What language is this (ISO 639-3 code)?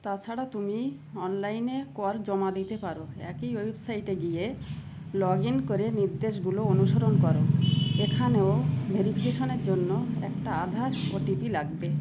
ben